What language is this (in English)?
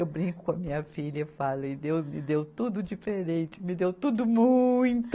Portuguese